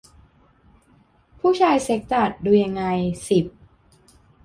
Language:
Thai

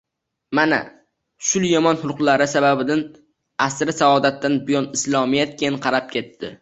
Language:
Uzbek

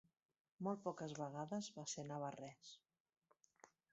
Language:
Catalan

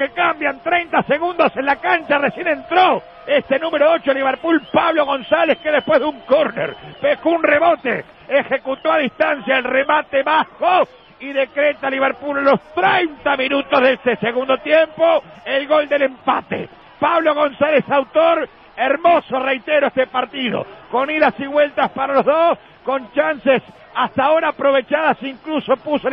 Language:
Spanish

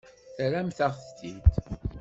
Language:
Kabyle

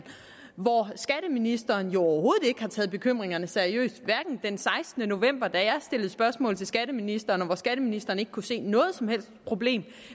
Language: Danish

